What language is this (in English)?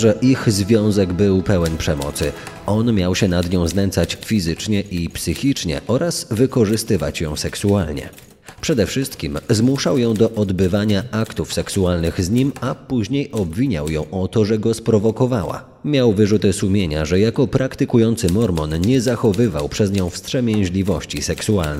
Polish